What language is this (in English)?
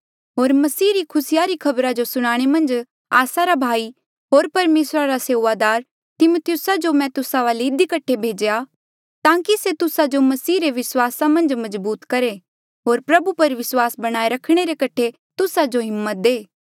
Mandeali